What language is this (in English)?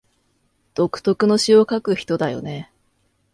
Japanese